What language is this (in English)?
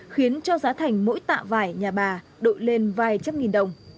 Vietnamese